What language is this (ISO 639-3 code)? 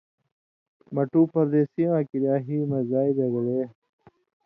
mvy